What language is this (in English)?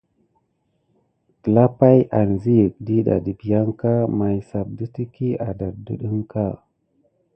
Gidar